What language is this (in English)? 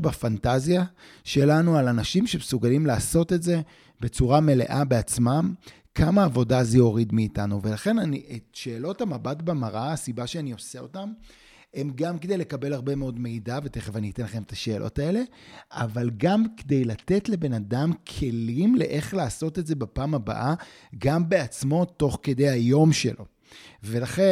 Hebrew